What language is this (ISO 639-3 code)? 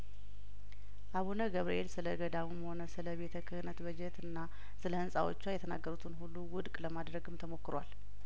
amh